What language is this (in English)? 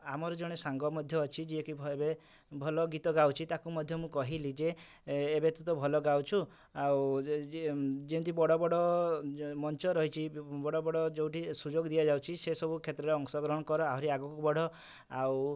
Odia